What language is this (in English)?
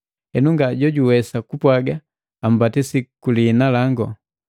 Matengo